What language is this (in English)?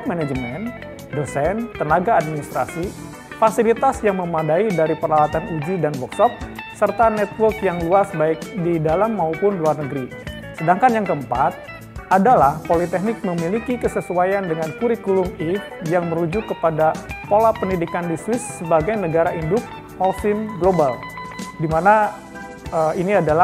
Indonesian